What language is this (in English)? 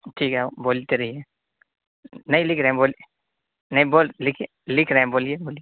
Urdu